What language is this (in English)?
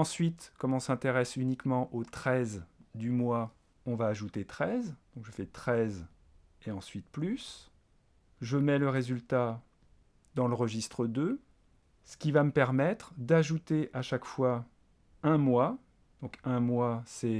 French